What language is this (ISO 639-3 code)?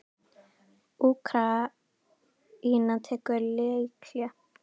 isl